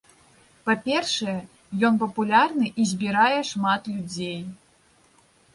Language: Belarusian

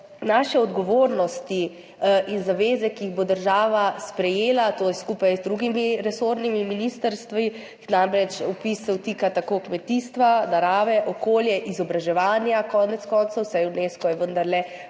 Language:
Slovenian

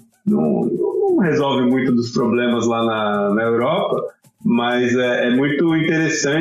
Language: Portuguese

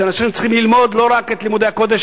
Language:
Hebrew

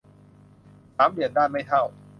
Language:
Thai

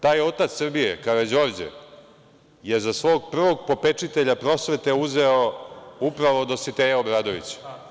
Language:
Serbian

